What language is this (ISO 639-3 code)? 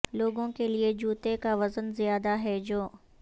urd